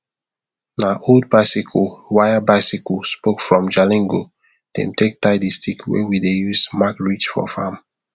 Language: Nigerian Pidgin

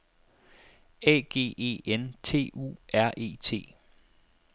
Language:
Danish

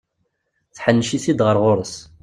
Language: Kabyle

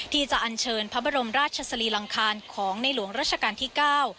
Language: Thai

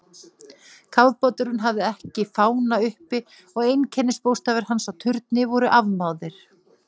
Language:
Icelandic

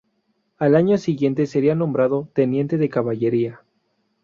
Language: Spanish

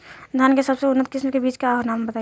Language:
Bhojpuri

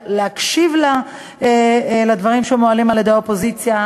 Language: Hebrew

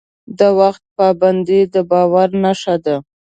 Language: Pashto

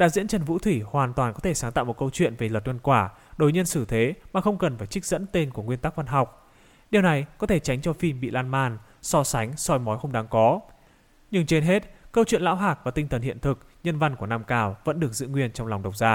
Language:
Vietnamese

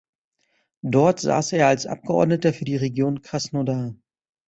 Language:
German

